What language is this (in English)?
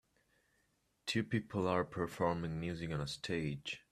English